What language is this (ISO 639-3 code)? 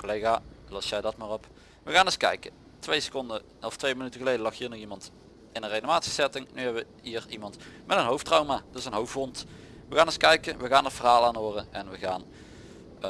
nld